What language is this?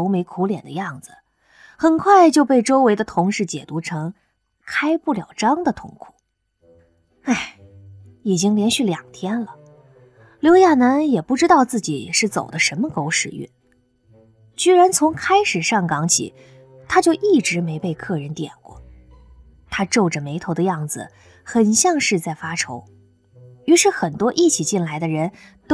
Chinese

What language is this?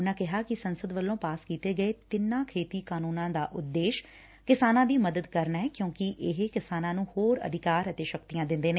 Punjabi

